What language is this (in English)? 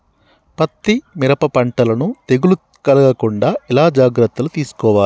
Telugu